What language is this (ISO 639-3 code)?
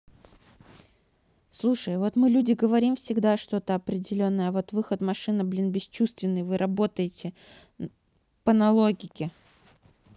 rus